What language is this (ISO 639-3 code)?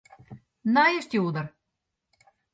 fry